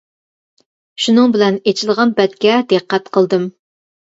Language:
Uyghur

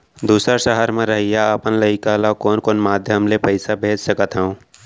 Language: Chhattisgarhi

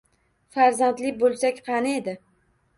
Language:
Uzbek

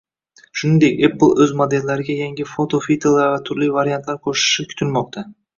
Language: Uzbek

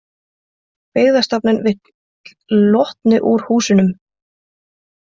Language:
Icelandic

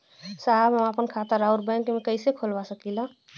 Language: Bhojpuri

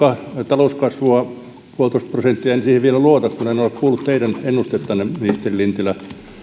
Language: Finnish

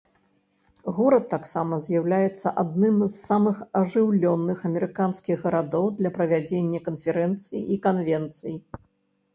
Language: Belarusian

